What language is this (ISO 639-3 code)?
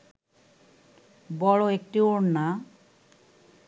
ben